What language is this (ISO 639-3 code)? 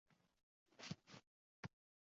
uzb